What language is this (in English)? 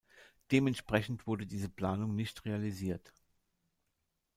German